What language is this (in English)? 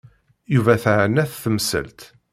Kabyle